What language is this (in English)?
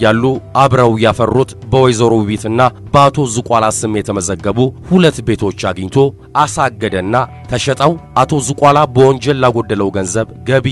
Arabic